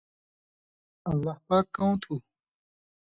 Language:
Indus Kohistani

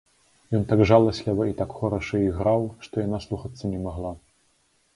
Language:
Belarusian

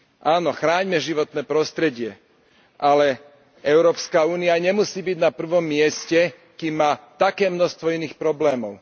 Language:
Slovak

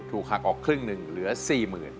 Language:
Thai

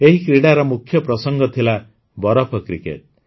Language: Odia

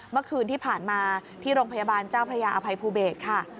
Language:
Thai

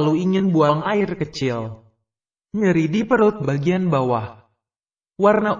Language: Indonesian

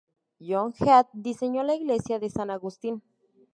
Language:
Spanish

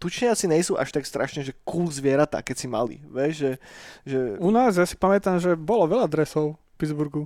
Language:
Slovak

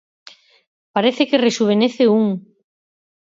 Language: Galician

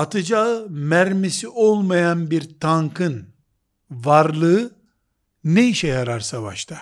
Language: Turkish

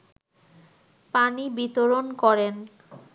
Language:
Bangla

